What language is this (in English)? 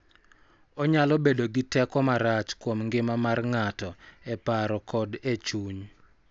Luo (Kenya and Tanzania)